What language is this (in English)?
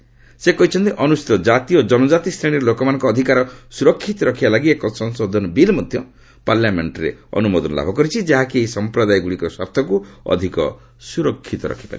Odia